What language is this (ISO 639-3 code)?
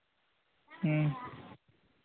sat